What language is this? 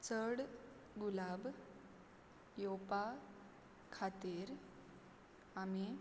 Konkani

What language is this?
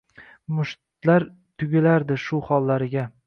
Uzbek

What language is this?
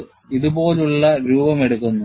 Malayalam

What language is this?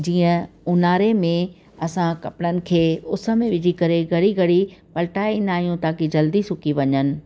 Sindhi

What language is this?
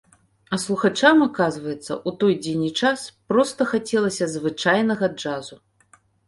Belarusian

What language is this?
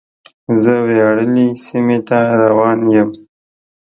Pashto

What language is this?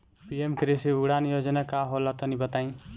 Bhojpuri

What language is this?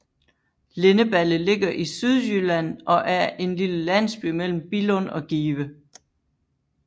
Danish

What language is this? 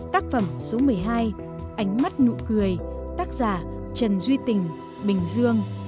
Vietnamese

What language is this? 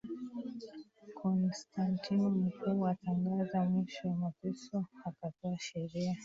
Swahili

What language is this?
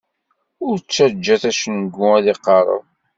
Kabyle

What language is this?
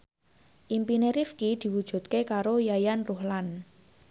Javanese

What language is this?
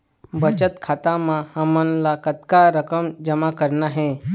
Chhattisgarhi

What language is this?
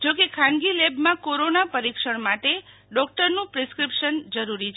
Gujarati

